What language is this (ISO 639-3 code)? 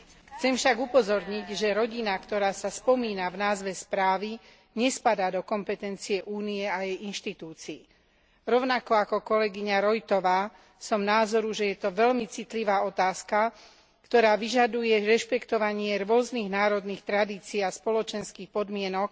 slk